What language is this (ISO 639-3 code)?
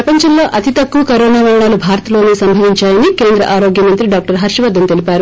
tel